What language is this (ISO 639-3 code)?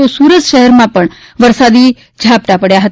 guj